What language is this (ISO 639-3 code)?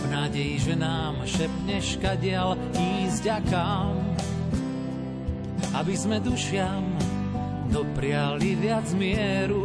slk